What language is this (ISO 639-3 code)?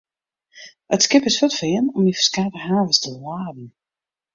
fry